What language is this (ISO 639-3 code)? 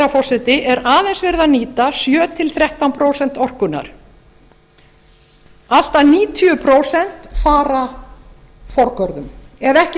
isl